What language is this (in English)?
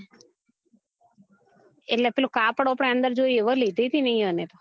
Gujarati